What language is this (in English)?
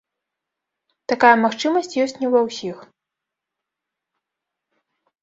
Belarusian